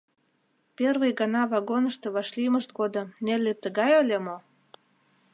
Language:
Mari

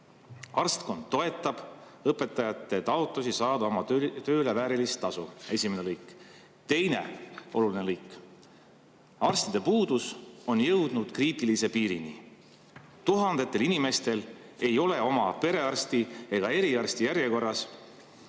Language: Estonian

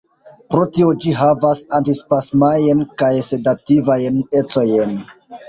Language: Esperanto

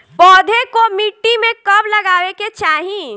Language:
Bhojpuri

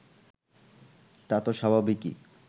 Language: Bangla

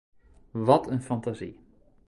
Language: Dutch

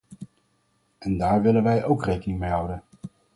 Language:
Dutch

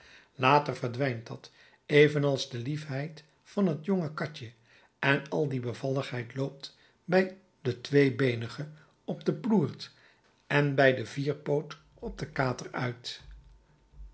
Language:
Dutch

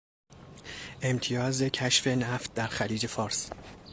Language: Persian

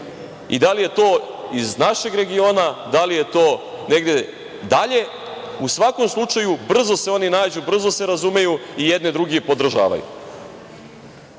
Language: Serbian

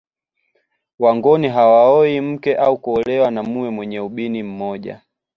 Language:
Swahili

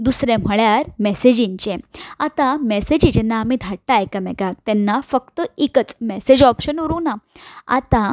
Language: Konkani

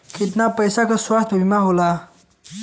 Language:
Bhojpuri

